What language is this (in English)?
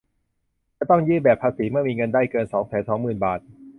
Thai